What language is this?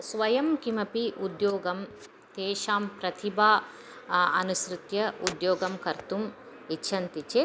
Sanskrit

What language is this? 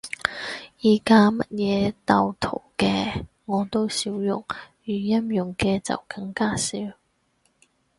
Cantonese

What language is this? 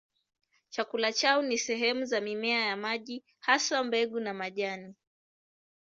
Swahili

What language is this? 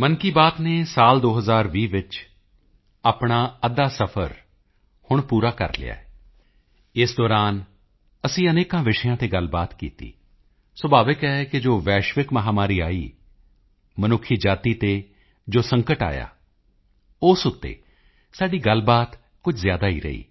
Punjabi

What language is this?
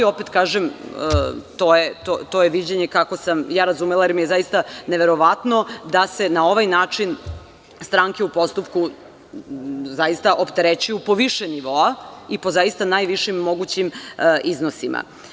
Serbian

